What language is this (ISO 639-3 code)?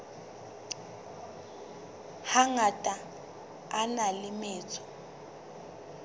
sot